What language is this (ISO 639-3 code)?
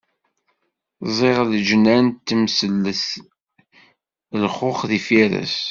kab